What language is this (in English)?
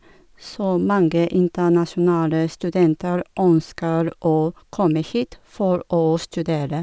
Norwegian